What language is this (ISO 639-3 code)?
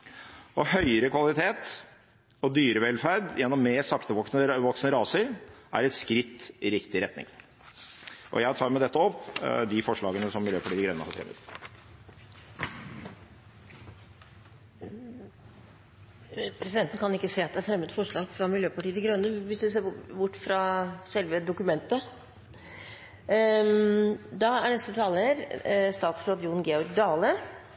nor